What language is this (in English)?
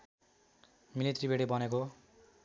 Nepali